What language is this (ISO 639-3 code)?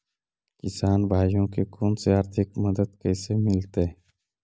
mag